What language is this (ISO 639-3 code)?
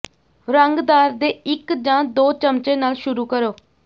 pan